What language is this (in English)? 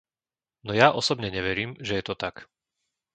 Slovak